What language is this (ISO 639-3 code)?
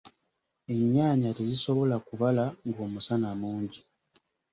lug